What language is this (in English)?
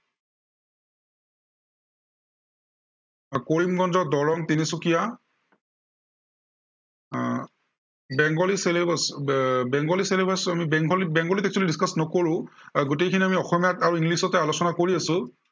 Assamese